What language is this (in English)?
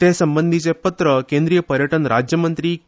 Konkani